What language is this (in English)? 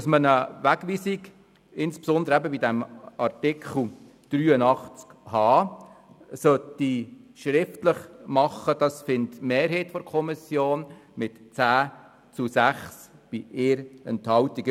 Swiss German